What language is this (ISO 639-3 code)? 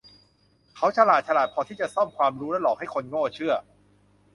tha